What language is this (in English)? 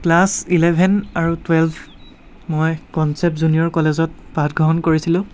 Assamese